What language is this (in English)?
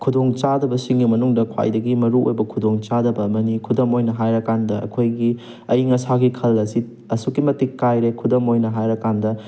Manipuri